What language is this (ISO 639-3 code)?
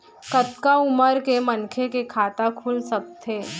hne